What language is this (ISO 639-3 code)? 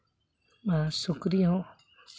sat